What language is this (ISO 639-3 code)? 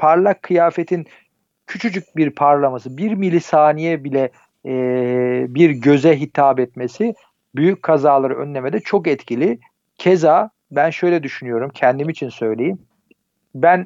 tur